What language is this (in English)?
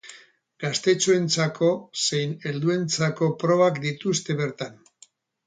Basque